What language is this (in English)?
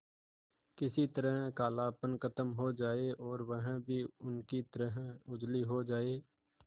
Hindi